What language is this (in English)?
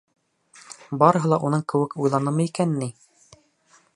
Bashkir